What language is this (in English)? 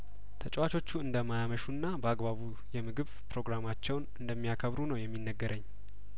Amharic